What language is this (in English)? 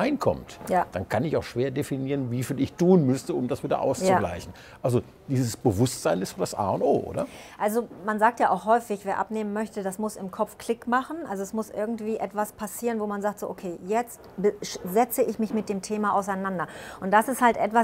German